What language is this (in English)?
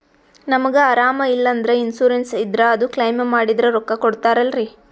Kannada